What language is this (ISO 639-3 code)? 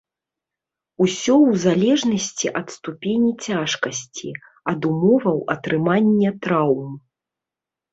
bel